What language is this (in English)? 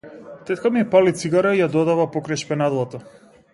Macedonian